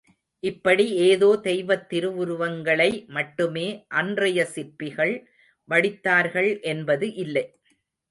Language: Tamil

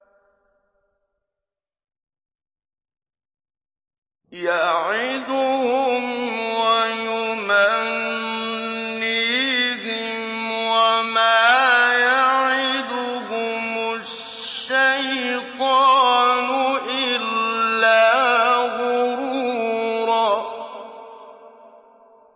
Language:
Arabic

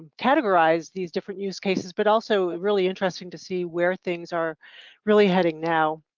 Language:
English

